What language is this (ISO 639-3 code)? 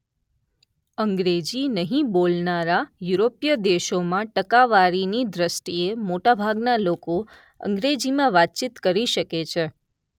guj